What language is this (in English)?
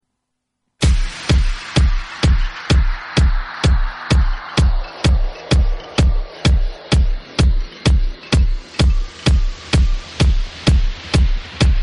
French